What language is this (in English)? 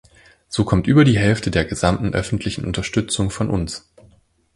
German